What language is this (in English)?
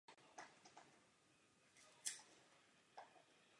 Czech